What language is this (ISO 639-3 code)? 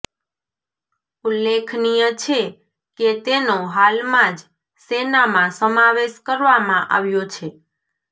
guj